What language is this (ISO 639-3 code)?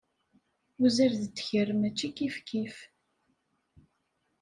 kab